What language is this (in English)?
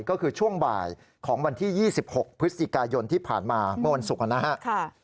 Thai